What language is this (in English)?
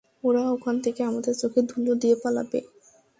Bangla